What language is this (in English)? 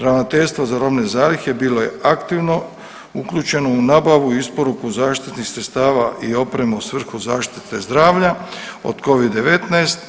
Croatian